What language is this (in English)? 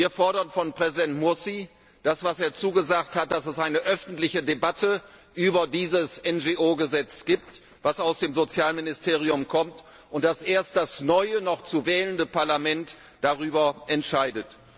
German